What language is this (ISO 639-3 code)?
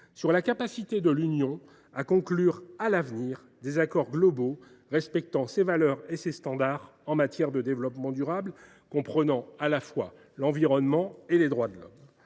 fra